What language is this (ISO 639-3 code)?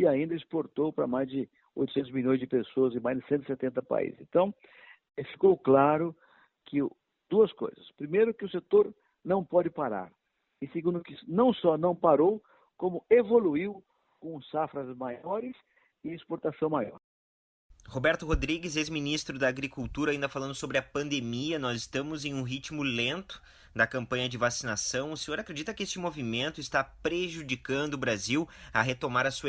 por